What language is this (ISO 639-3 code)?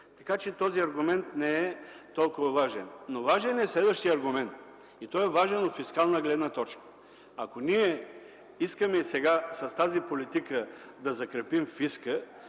bul